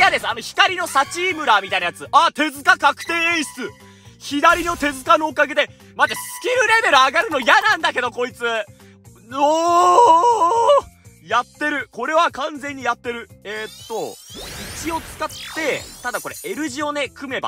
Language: Japanese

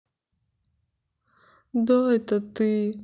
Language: Russian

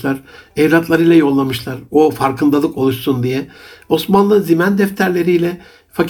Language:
Turkish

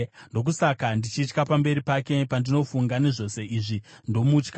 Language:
Shona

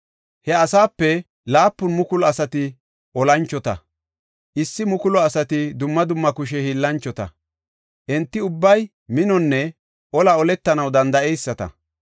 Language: Gofa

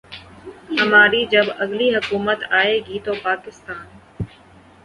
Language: Urdu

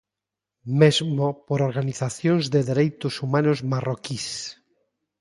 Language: Galician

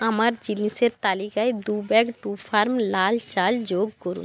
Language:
Bangla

